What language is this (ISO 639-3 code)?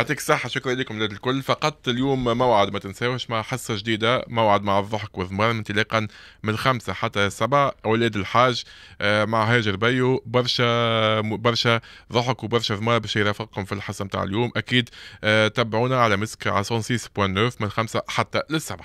ara